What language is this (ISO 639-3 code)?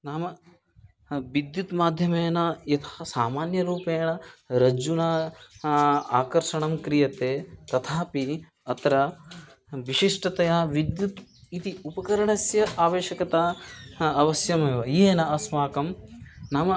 san